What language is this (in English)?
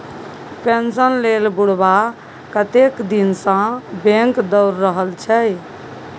Maithili